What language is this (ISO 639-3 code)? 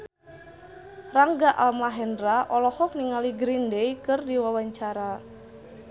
sun